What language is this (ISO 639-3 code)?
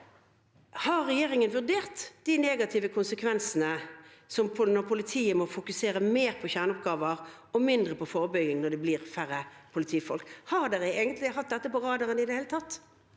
nor